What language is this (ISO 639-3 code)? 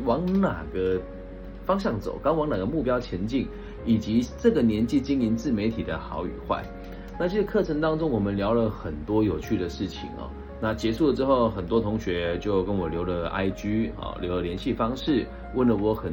zho